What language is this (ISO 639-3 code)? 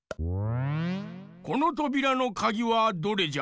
jpn